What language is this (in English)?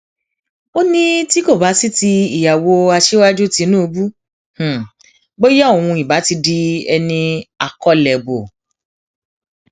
Yoruba